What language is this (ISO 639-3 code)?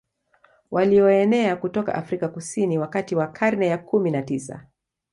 swa